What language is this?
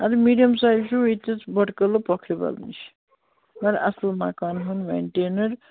Kashmiri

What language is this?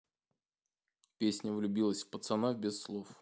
Russian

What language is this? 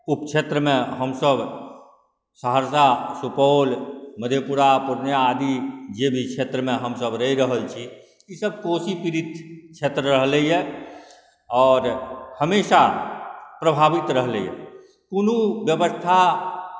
Maithili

